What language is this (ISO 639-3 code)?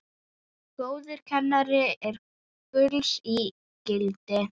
isl